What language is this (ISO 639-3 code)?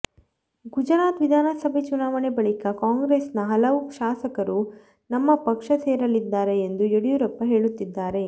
kan